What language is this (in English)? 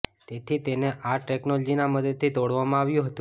Gujarati